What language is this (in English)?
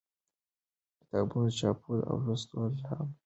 Pashto